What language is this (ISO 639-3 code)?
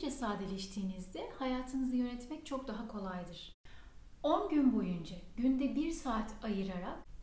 tur